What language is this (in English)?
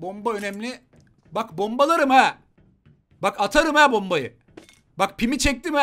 Turkish